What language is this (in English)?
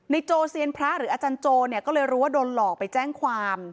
Thai